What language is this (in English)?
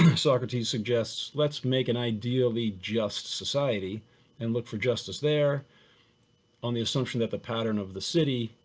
English